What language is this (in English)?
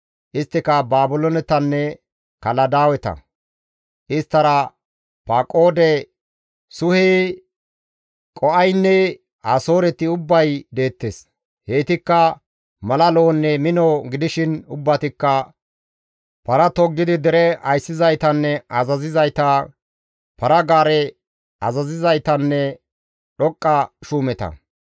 Gamo